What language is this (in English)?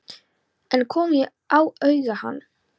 Icelandic